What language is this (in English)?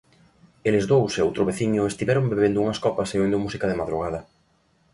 Galician